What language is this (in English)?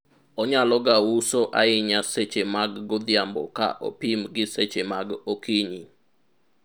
Luo (Kenya and Tanzania)